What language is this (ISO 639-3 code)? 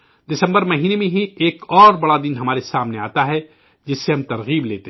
urd